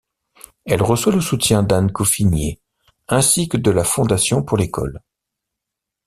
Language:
French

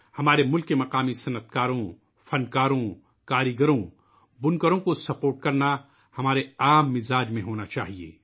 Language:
Urdu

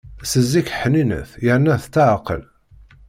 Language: Kabyle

